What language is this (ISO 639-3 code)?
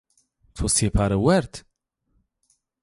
zza